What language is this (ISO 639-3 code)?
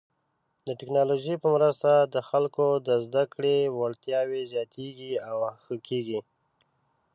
pus